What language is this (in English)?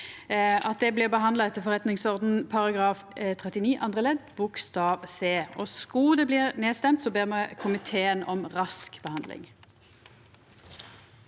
Norwegian